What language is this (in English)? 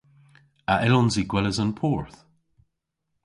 Cornish